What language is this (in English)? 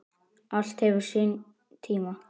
Icelandic